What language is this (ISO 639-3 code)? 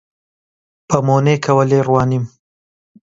ckb